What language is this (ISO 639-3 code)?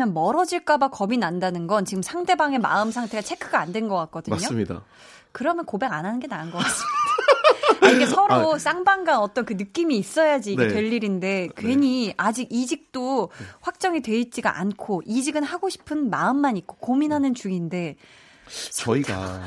kor